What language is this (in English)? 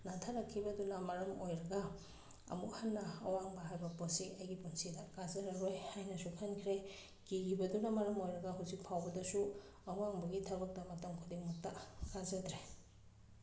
Manipuri